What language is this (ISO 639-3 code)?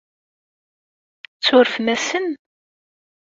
kab